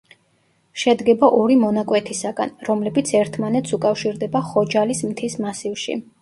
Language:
Georgian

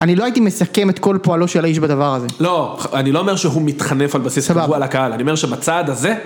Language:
Hebrew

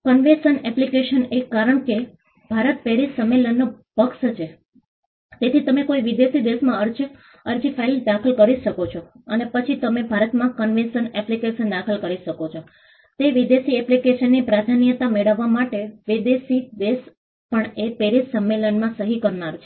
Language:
Gujarati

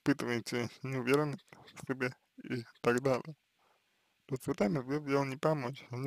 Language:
Russian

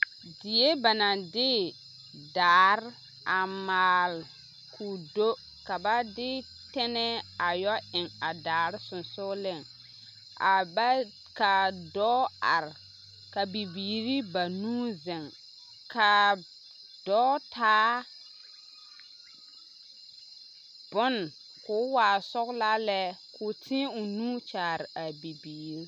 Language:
Southern Dagaare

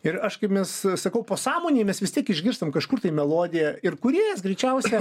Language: Lithuanian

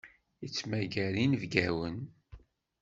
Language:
Kabyle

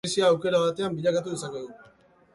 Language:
Basque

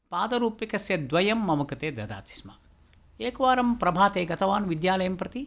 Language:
Sanskrit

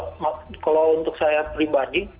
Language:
Indonesian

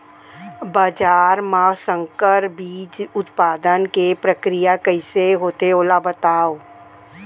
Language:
Chhattisgarhi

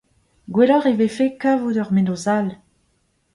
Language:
Breton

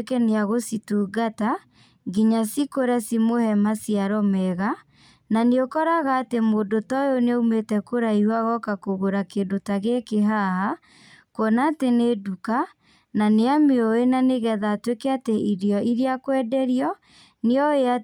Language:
Kikuyu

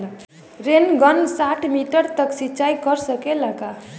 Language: Bhojpuri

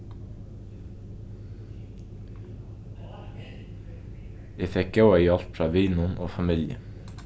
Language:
Faroese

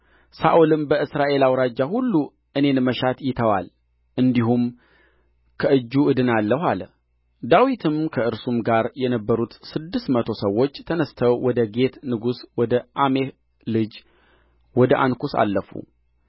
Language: Amharic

